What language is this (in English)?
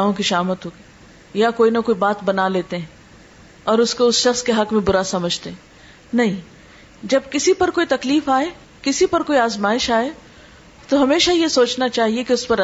Urdu